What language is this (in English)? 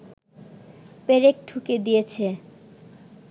Bangla